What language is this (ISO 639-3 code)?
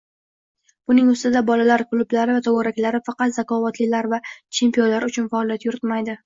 uzb